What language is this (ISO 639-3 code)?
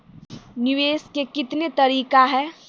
mai